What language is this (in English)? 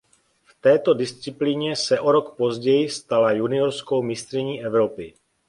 Czech